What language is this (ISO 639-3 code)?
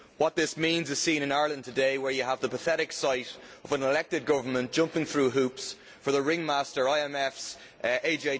eng